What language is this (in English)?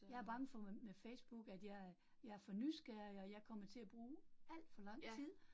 Danish